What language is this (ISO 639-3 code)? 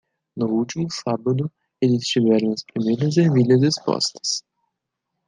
por